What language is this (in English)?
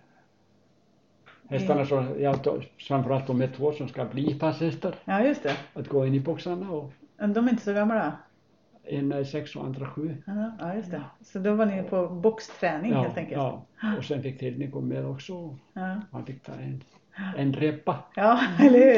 Swedish